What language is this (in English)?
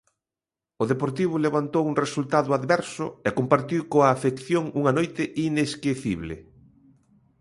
Galician